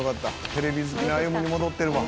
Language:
Japanese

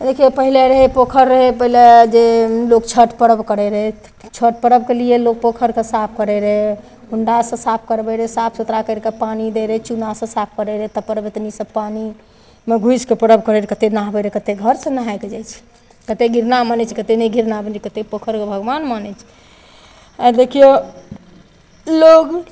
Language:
Maithili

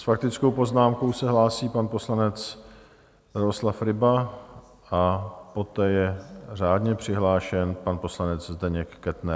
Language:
Czech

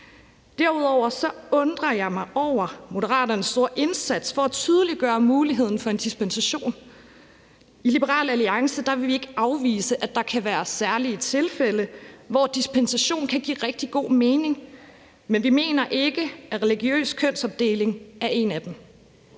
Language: Danish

